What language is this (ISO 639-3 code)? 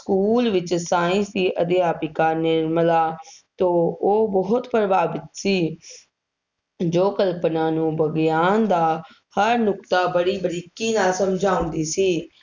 pan